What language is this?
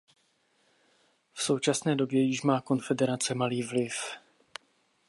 Czech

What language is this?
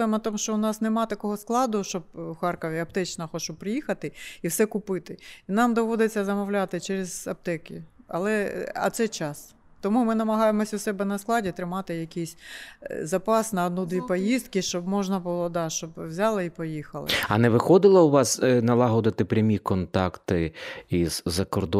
Ukrainian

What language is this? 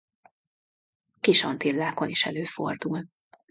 Hungarian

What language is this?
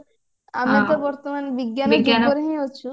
Odia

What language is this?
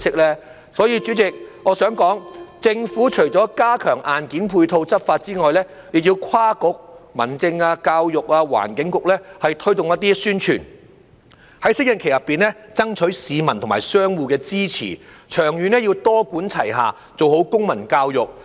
Cantonese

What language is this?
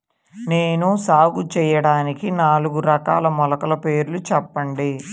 Telugu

